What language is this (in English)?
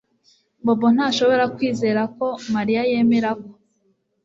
Kinyarwanda